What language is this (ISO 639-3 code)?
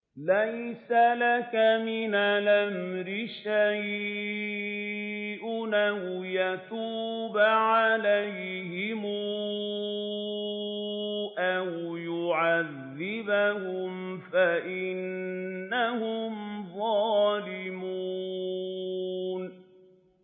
ara